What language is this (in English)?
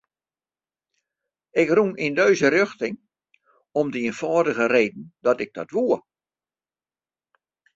Western Frisian